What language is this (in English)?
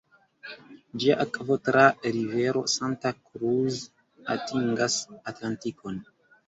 Esperanto